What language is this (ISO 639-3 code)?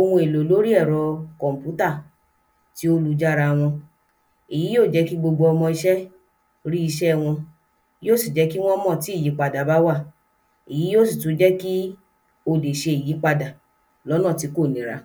yor